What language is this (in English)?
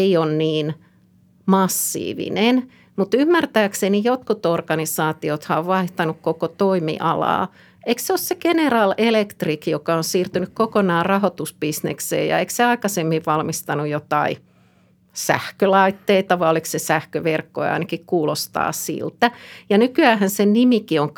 Finnish